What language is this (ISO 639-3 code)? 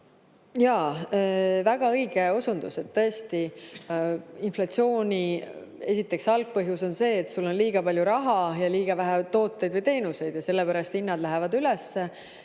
est